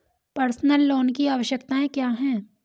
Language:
Hindi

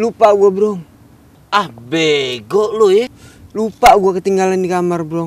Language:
Indonesian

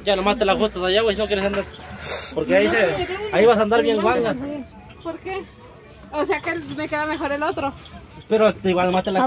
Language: Spanish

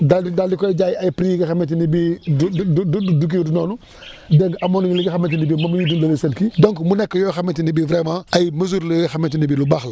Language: Wolof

